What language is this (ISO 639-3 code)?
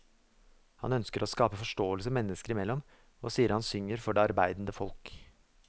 nor